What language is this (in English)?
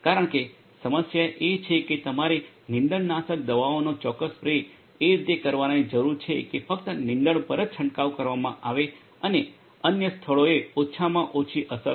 Gujarati